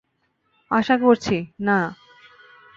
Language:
Bangla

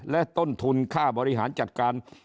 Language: Thai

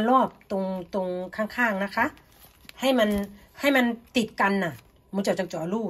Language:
Thai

